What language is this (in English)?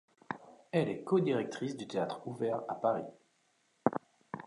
French